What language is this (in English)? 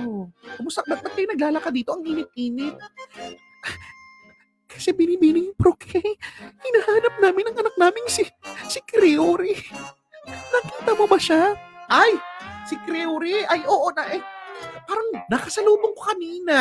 Filipino